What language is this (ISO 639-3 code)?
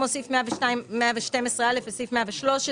heb